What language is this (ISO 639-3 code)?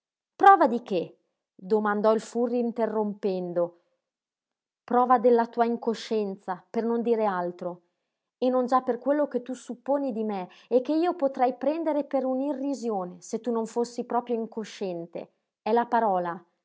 ita